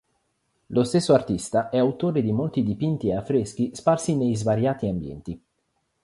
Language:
Italian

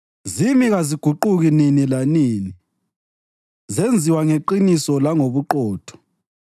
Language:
North Ndebele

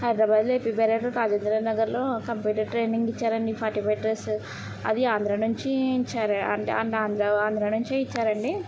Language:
Telugu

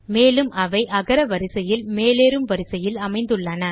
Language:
Tamil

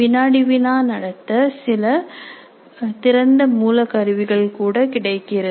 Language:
Tamil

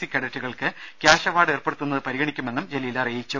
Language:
Malayalam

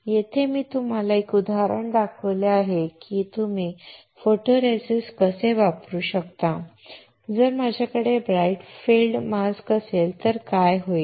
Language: Marathi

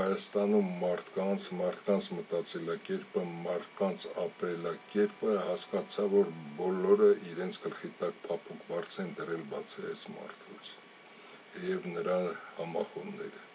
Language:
Romanian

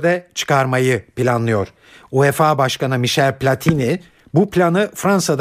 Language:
Turkish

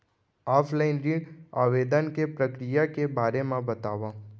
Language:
Chhattisgarhi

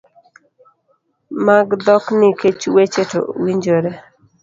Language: Luo (Kenya and Tanzania)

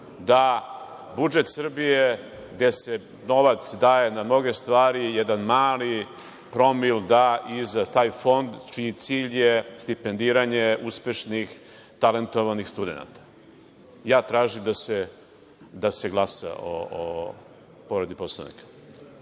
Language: Serbian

